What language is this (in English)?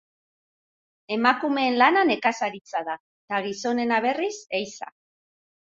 Basque